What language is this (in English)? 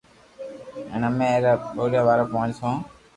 Loarki